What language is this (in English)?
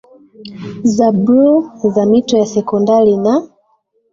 Swahili